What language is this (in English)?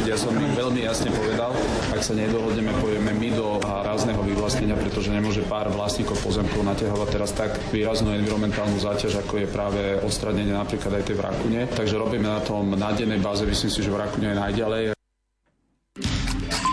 Slovak